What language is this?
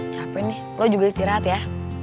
Indonesian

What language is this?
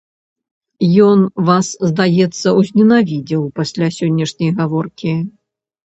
Belarusian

